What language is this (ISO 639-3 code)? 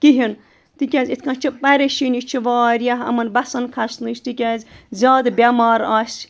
kas